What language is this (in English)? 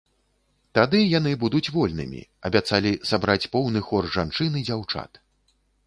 Belarusian